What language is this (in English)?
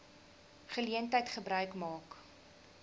Afrikaans